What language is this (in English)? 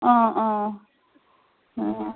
Assamese